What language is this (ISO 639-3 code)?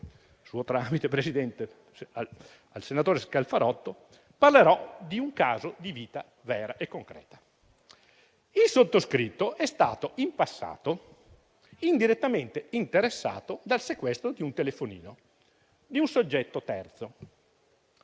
ita